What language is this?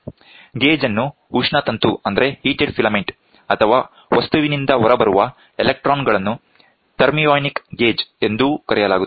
Kannada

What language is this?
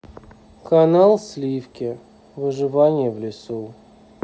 Russian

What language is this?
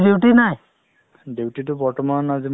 Assamese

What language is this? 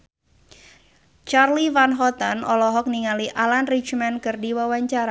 Sundanese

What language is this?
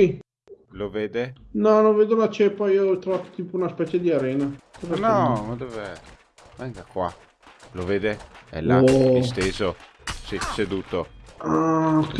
Italian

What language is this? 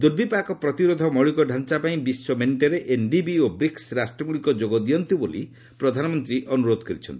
Odia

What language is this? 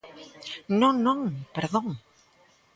Galician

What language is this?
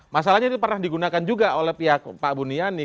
Indonesian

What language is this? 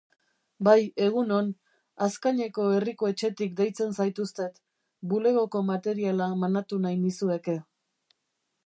Basque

